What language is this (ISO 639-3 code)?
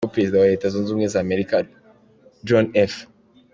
kin